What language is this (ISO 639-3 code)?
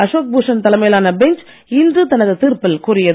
tam